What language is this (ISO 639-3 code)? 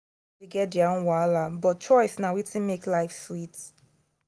pcm